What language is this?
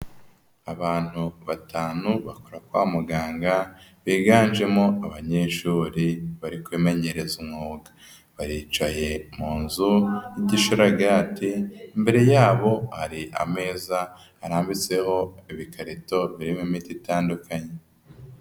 Kinyarwanda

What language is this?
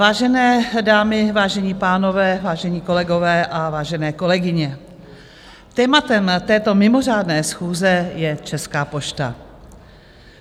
Czech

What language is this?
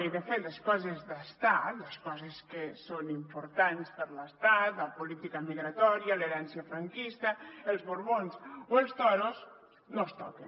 Catalan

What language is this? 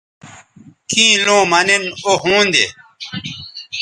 Bateri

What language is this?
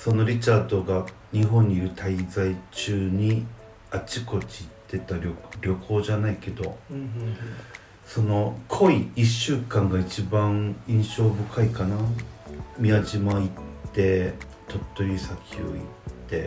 Japanese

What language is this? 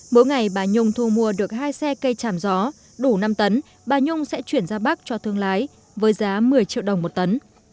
Vietnamese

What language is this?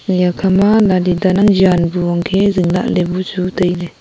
Wancho Naga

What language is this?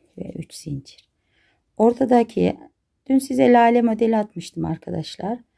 Turkish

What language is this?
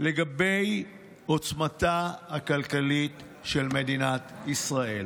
Hebrew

